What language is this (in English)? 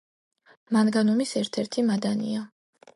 Georgian